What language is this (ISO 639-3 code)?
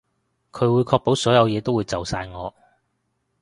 yue